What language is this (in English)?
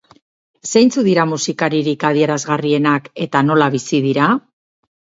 Basque